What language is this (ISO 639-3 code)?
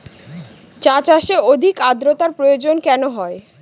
ben